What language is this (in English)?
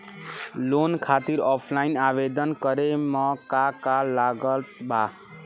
Bhojpuri